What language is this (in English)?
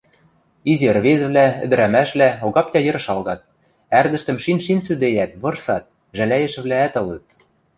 Western Mari